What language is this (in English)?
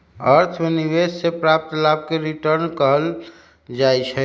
Magahi